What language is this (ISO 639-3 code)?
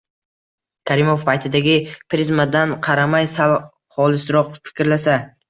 uzb